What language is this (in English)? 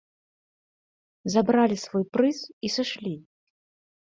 Belarusian